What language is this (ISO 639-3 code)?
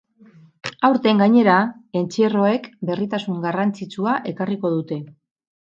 eus